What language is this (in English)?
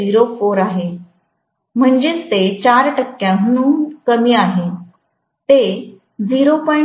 Marathi